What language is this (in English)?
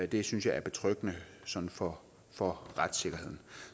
Danish